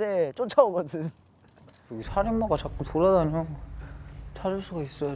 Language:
Korean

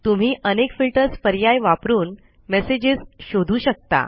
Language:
Marathi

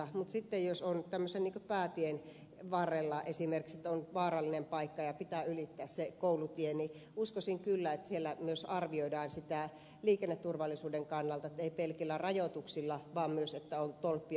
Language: Finnish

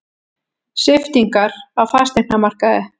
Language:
Icelandic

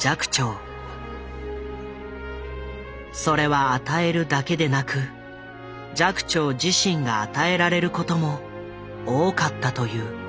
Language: Japanese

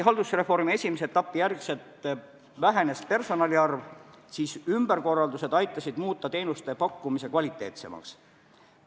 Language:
Estonian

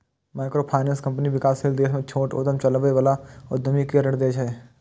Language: Maithili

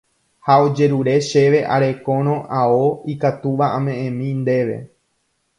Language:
Guarani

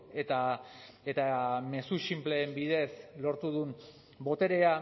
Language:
Basque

